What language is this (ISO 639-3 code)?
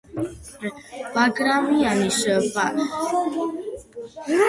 kat